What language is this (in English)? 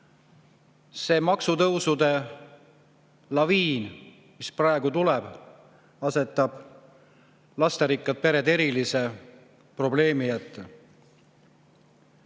Estonian